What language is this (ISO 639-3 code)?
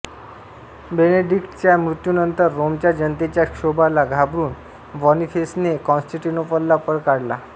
mar